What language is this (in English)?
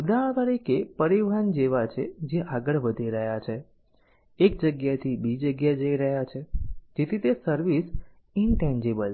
Gujarati